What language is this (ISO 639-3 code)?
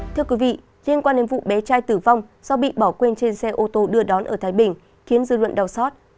vie